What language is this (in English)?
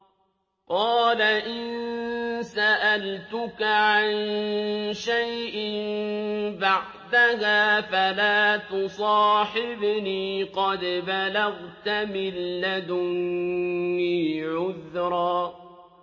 Arabic